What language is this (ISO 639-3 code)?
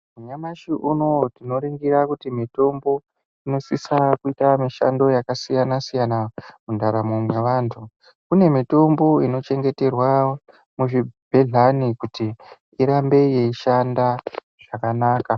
ndc